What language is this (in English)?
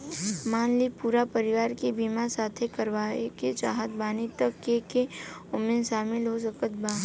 Bhojpuri